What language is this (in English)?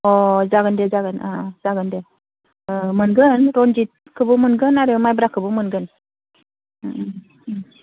Bodo